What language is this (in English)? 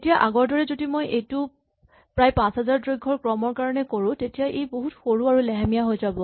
Assamese